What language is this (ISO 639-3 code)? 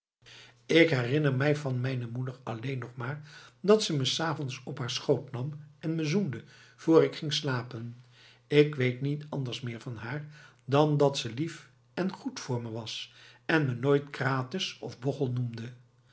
nld